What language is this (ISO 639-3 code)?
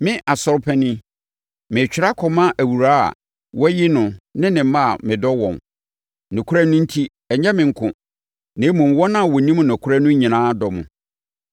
aka